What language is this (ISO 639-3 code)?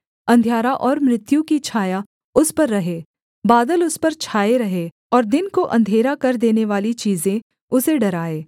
hin